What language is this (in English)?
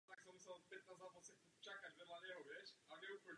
Czech